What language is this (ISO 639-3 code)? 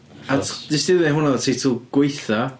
cym